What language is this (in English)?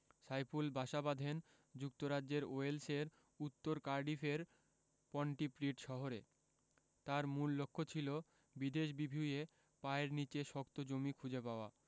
Bangla